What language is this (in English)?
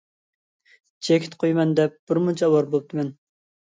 Uyghur